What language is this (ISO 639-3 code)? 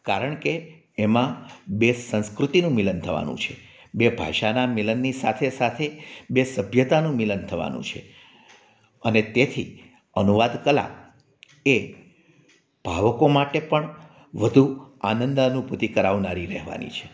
guj